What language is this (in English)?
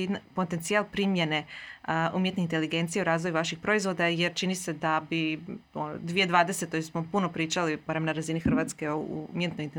Croatian